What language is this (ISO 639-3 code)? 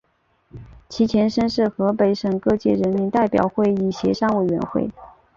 zho